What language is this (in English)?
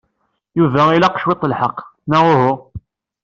Kabyle